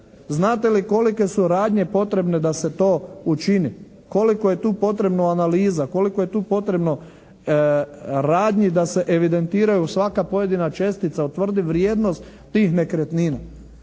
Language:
Croatian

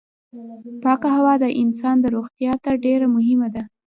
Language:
Pashto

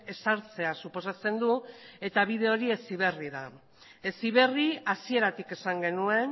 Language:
Basque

